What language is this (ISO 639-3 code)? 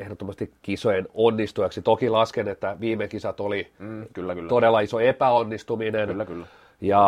fin